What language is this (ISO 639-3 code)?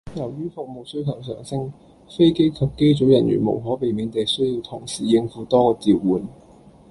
yue